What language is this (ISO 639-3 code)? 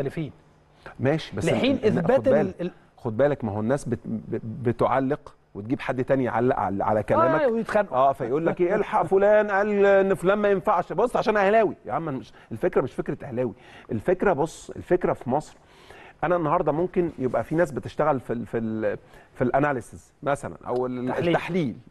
ara